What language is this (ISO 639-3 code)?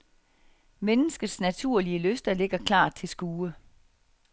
dan